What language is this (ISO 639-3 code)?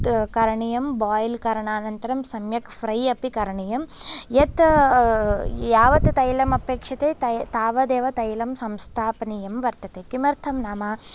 san